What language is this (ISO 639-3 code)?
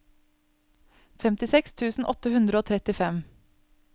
nor